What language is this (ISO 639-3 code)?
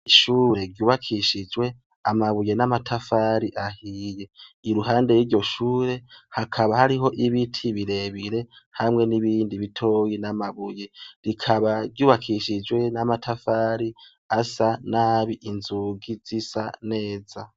run